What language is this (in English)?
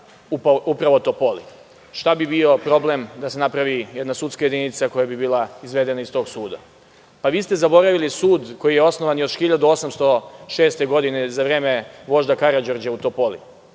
Serbian